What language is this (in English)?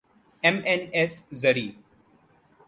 Urdu